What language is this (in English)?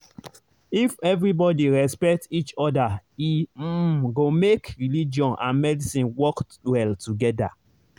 Nigerian Pidgin